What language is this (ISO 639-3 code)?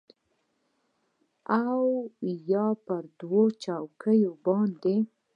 pus